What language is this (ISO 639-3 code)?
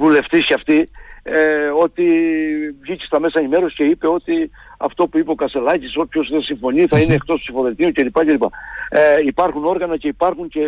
ell